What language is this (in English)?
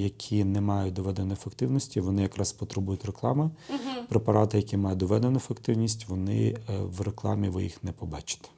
Ukrainian